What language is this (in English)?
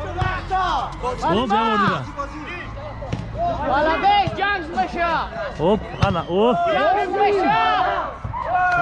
Turkish